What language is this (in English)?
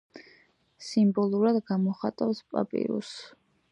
Georgian